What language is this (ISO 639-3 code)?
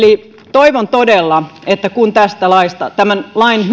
fin